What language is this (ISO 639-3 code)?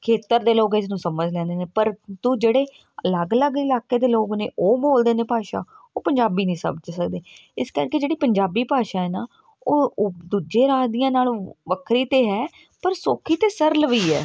pan